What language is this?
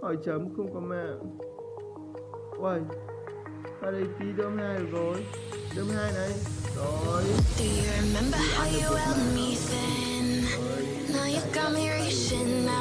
Vietnamese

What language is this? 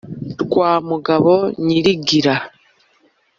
Kinyarwanda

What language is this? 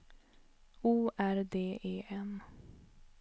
Swedish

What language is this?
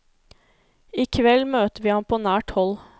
Norwegian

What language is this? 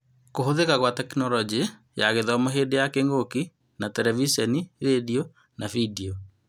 Kikuyu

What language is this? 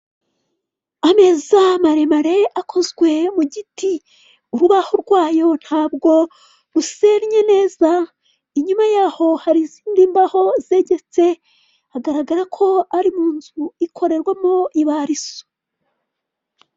Kinyarwanda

